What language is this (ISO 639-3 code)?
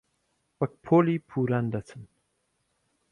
ckb